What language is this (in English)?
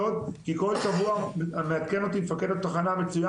Hebrew